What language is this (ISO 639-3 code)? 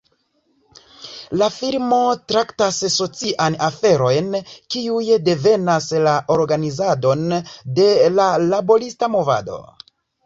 epo